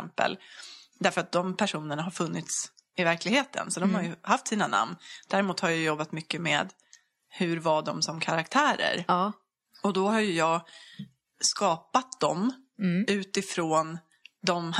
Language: Swedish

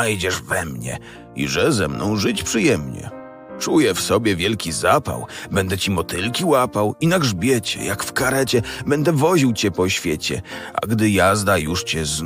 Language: Polish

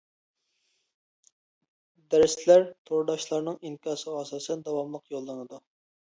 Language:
Uyghur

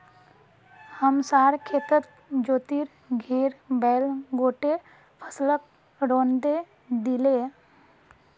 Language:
Magahi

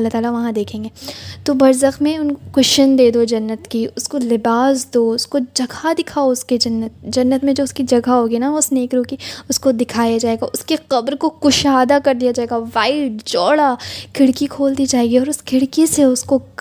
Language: Urdu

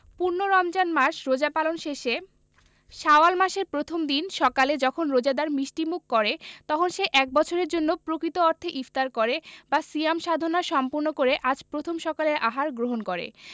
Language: Bangla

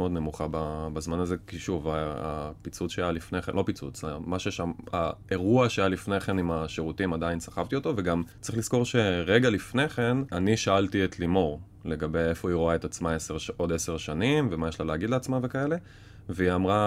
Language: Hebrew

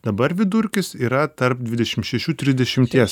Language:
Lithuanian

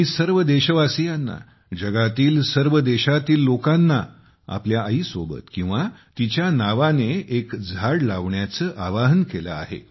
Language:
Marathi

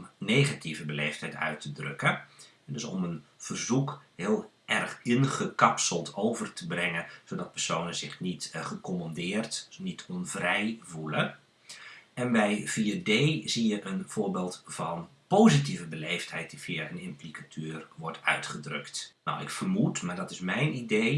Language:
Dutch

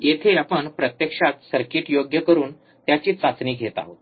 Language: Marathi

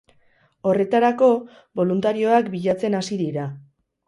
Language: Basque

